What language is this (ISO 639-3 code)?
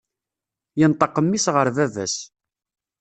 kab